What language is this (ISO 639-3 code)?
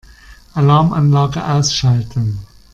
deu